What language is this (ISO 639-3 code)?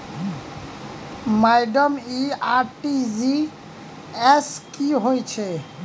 mai